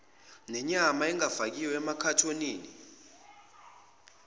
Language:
Zulu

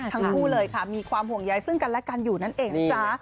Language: Thai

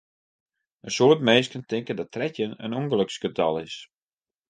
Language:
Western Frisian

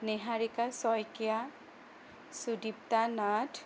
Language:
Assamese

